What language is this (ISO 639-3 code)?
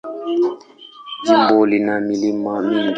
swa